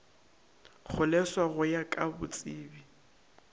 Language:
Northern Sotho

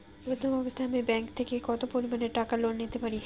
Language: Bangla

